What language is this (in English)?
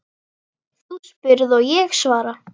Icelandic